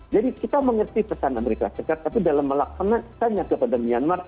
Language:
Indonesian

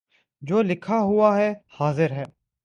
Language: Urdu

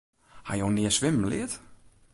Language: Western Frisian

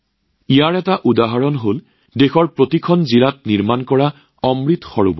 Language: Assamese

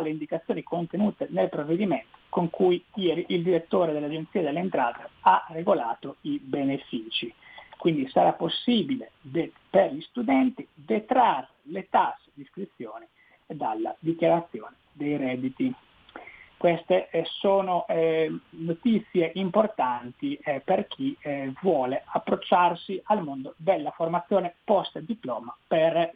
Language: Italian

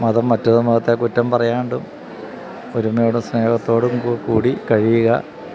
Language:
Malayalam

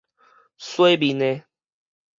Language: Min Nan Chinese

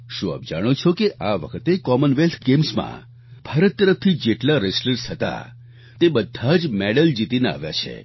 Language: Gujarati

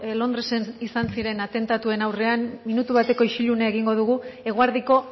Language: Basque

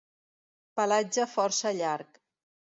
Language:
Catalan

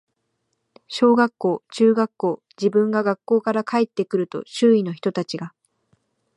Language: Japanese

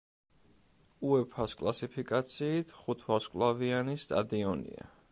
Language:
Georgian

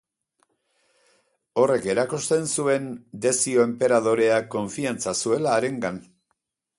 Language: Basque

